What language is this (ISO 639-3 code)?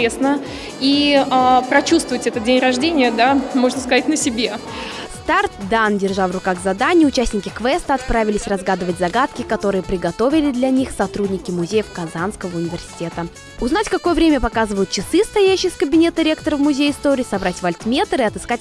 rus